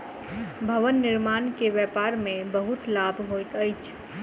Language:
Maithili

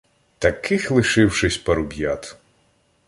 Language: Ukrainian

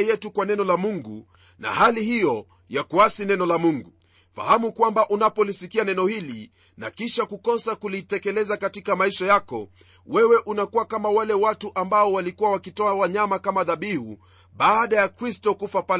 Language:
Swahili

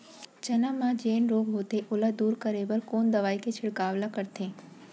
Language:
Chhattisgarhi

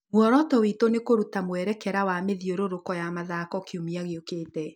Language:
Kikuyu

